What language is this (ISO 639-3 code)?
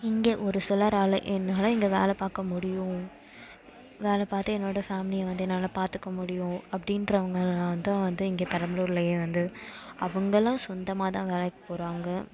tam